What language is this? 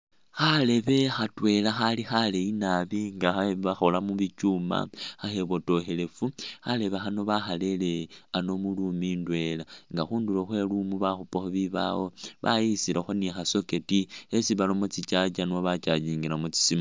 Masaaba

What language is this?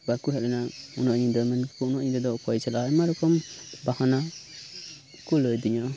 Santali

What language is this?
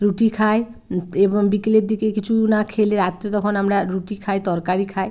Bangla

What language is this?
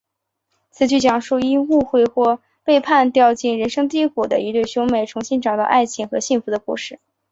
Chinese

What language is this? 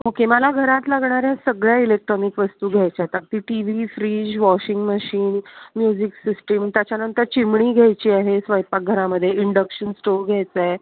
Marathi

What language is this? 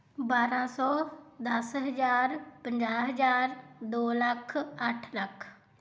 Punjabi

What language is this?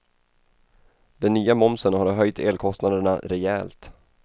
Swedish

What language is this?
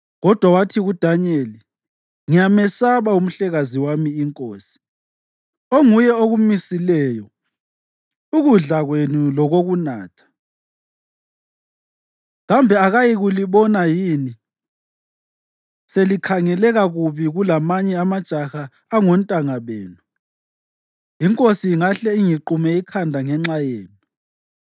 North Ndebele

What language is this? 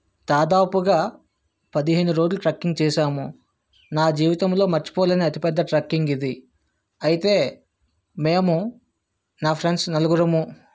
Telugu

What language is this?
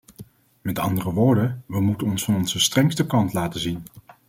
Dutch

